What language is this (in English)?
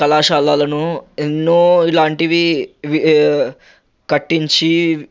Telugu